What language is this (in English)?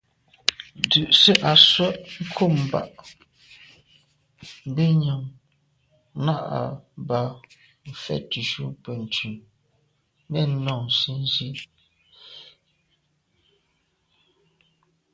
Medumba